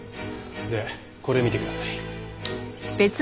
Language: Japanese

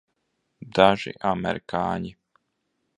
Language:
Latvian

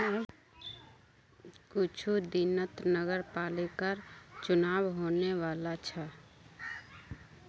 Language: Magahi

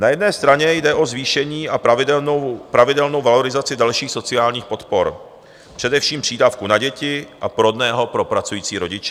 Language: Czech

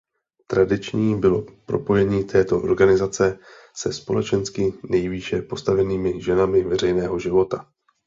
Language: Czech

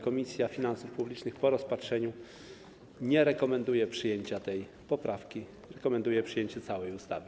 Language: Polish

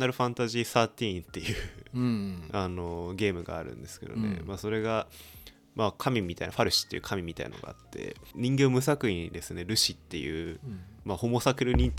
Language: Japanese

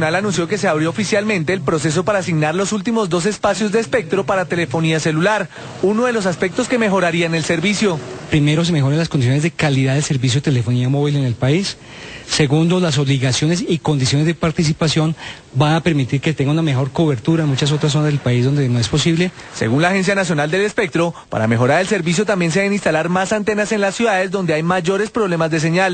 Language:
Spanish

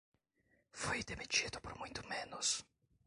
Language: Portuguese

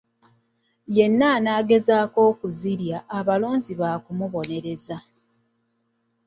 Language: Ganda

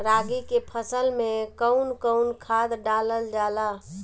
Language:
Bhojpuri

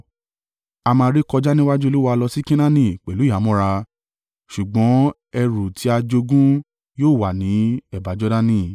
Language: Yoruba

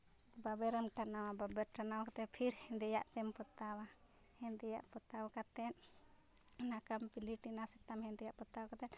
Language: Santali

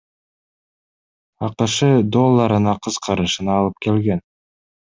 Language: Kyrgyz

